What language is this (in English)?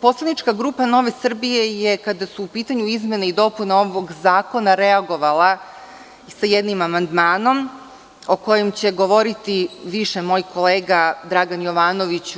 Serbian